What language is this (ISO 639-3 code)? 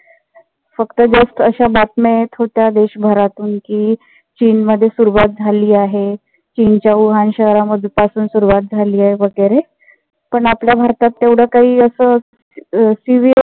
mar